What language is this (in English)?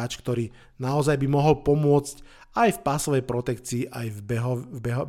Slovak